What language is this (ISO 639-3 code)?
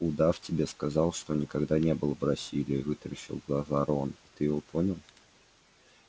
rus